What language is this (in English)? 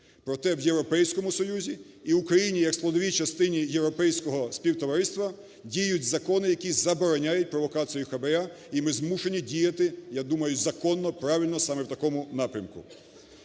Ukrainian